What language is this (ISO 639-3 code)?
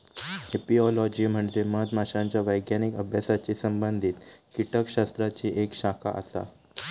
mar